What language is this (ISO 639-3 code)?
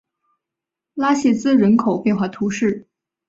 zho